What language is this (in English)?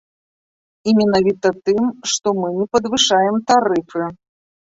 Belarusian